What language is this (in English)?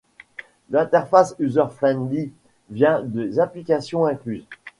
French